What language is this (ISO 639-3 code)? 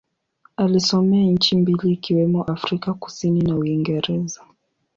swa